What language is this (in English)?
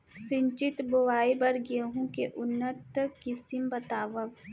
Chhattisgarhi